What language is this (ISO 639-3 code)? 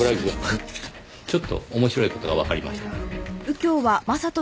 jpn